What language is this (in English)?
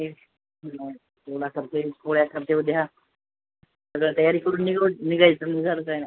Marathi